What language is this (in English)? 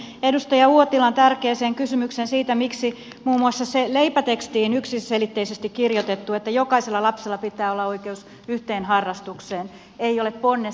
Finnish